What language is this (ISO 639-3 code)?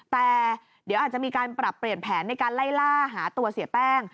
tha